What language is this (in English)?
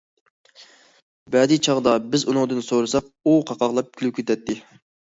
Uyghur